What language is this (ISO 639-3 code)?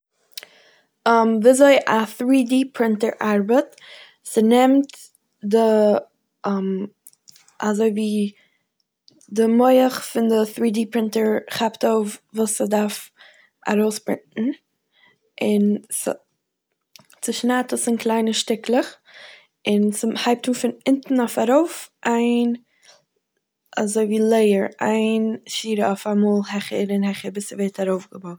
yid